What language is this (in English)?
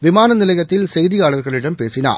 Tamil